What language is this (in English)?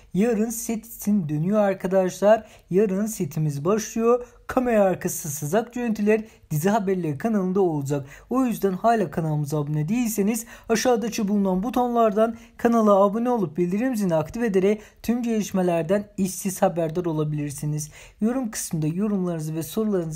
Turkish